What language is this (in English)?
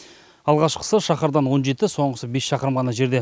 Kazakh